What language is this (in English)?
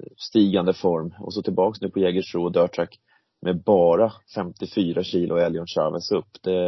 Swedish